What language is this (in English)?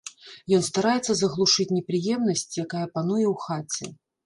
Belarusian